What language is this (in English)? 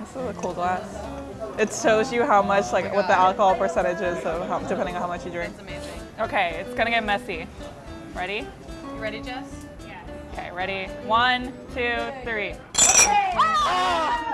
English